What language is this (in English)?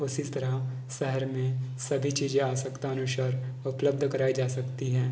Hindi